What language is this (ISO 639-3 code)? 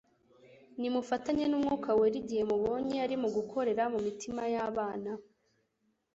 kin